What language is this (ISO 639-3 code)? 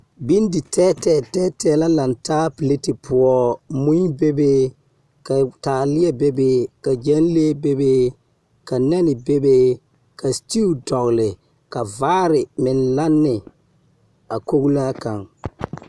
dga